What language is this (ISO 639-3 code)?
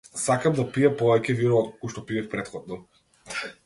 mkd